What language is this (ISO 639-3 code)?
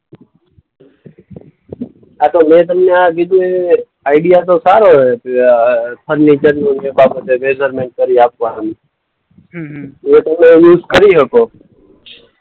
guj